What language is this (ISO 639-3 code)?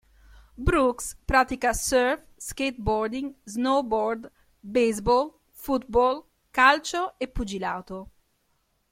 ita